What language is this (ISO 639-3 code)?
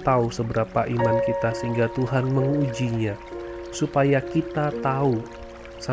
ind